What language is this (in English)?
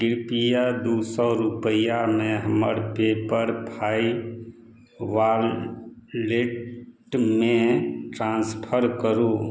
Maithili